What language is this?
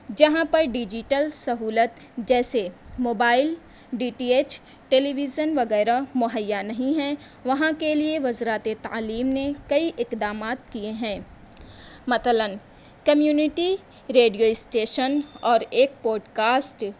Urdu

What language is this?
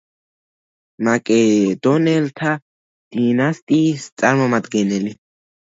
Georgian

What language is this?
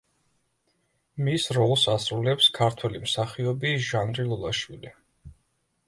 Georgian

